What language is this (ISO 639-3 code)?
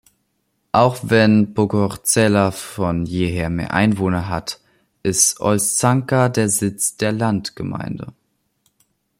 deu